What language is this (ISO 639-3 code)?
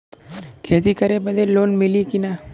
bho